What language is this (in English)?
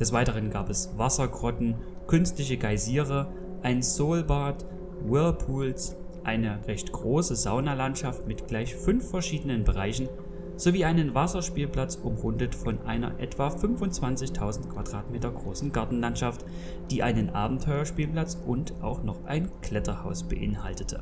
German